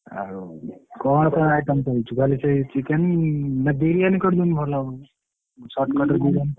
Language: Odia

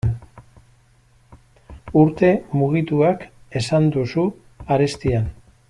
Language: Basque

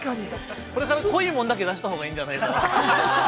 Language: Japanese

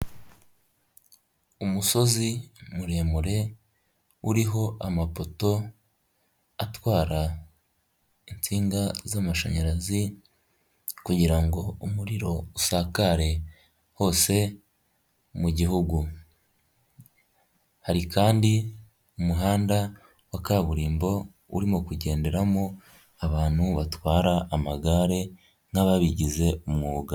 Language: Kinyarwanda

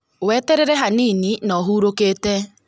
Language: Kikuyu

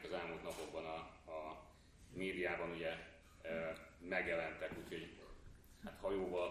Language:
Hungarian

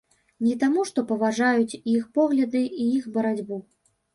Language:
Belarusian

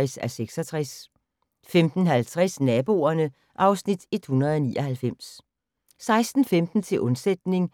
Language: Danish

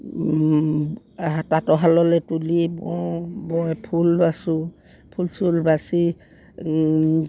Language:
Assamese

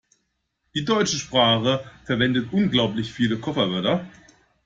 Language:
German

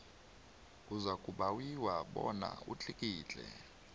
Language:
South Ndebele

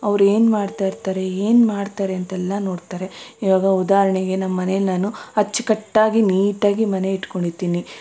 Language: Kannada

